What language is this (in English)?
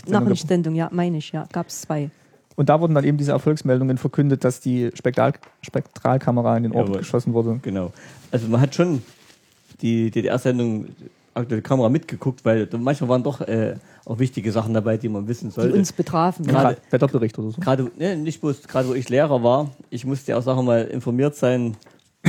German